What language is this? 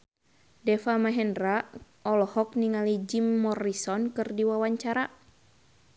Sundanese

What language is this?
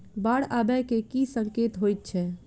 Maithili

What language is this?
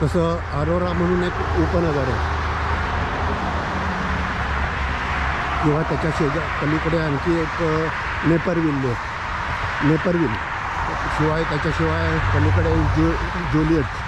Marathi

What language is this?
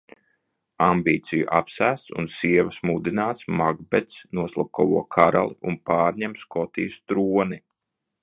Latvian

